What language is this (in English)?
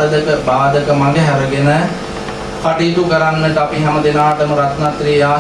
Indonesian